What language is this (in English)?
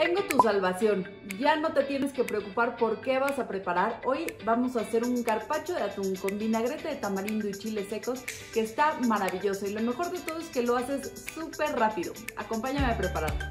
Spanish